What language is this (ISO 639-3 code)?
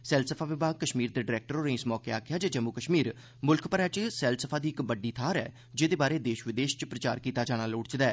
doi